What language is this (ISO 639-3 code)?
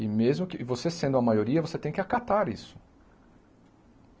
por